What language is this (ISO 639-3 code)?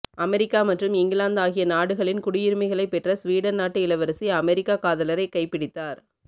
tam